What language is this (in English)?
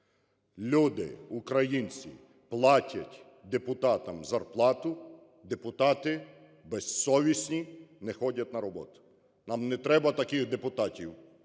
Ukrainian